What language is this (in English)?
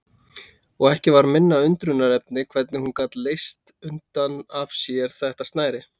Icelandic